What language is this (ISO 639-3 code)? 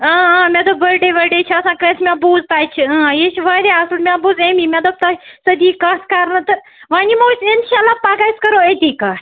kas